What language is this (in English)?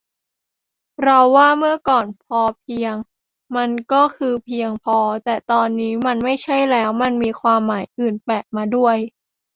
Thai